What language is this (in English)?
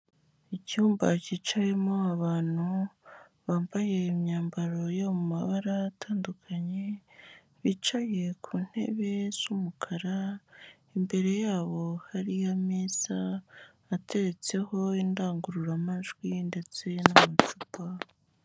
Kinyarwanda